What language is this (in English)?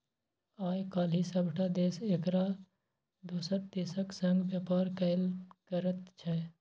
Maithili